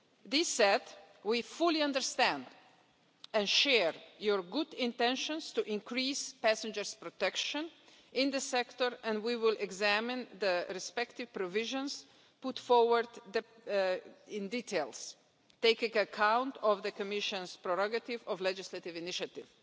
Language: English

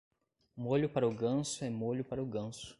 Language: Portuguese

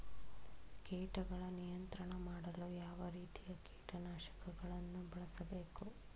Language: Kannada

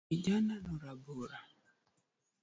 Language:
Luo (Kenya and Tanzania)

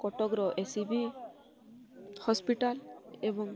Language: Odia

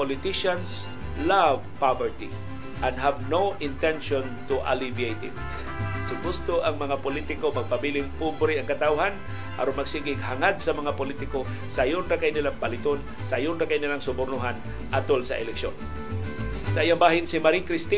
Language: Filipino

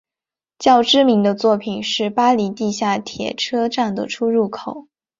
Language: Chinese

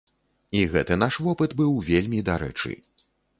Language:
Belarusian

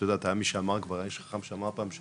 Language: Hebrew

